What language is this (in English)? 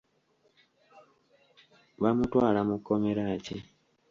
Ganda